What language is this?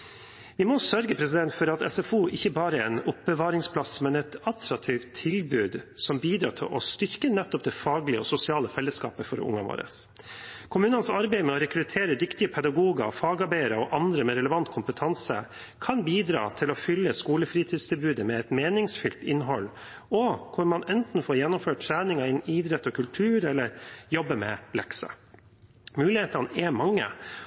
Norwegian Bokmål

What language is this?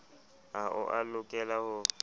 Southern Sotho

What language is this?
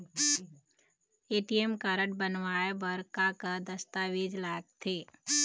Chhattisgarhi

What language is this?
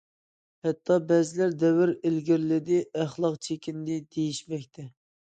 Uyghur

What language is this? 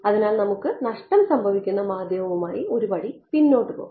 Malayalam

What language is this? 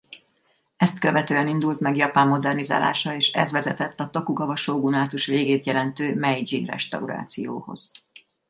Hungarian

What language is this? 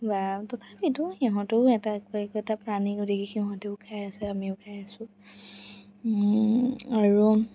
Assamese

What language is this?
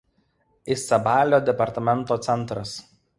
Lithuanian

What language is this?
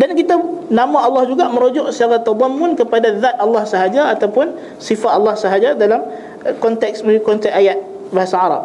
Malay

